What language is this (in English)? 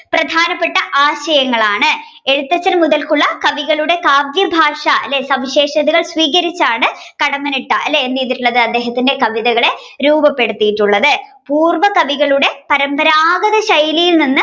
Malayalam